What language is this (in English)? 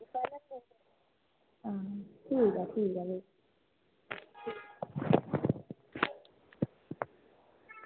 Dogri